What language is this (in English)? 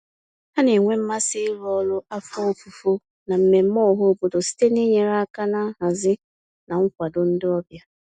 Igbo